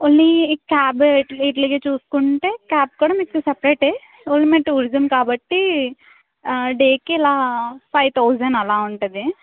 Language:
Telugu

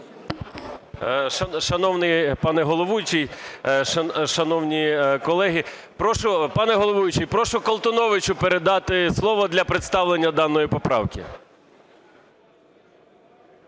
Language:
Ukrainian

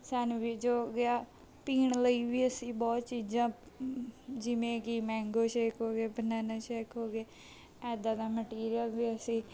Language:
Punjabi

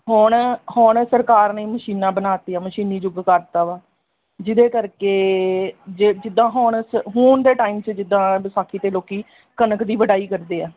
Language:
Punjabi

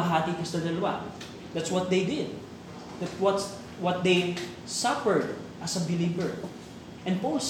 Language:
Filipino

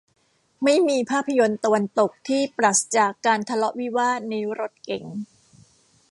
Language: Thai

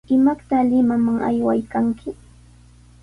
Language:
Sihuas Ancash Quechua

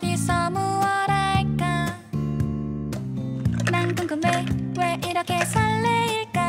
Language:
Thai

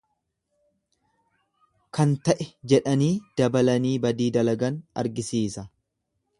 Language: Oromo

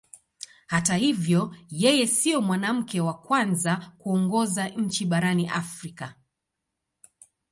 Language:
Swahili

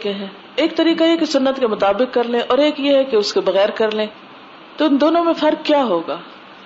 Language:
Urdu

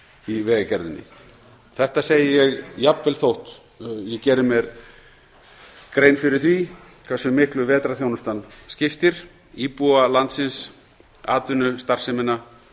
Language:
Icelandic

